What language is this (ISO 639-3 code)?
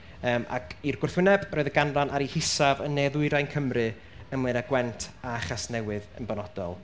cym